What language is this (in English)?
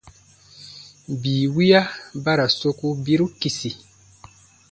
Baatonum